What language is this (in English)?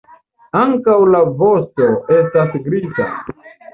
Esperanto